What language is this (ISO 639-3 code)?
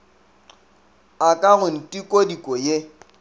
nso